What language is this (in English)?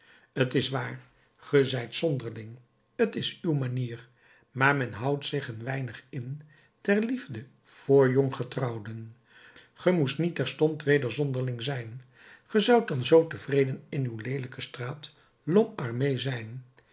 Dutch